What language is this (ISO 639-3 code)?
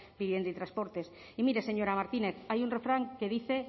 spa